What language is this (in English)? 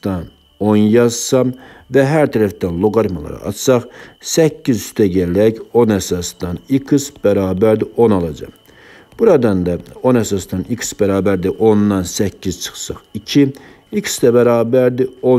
Turkish